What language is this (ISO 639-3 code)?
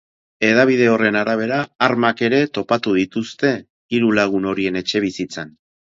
eus